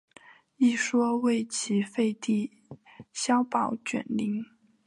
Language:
Chinese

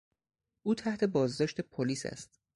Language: Persian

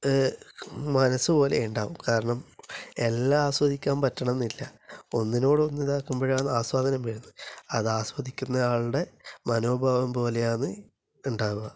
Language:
Malayalam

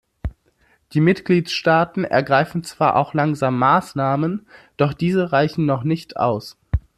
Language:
German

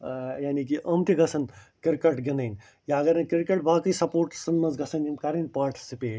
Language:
Kashmiri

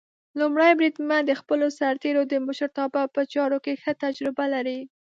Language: Pashto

